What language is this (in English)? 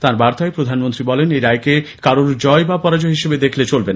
Bangla